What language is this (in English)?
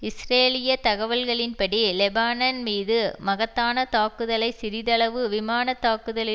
Tamil